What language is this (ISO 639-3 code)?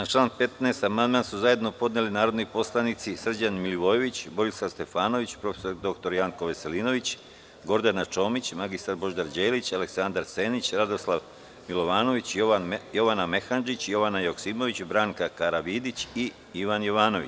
srp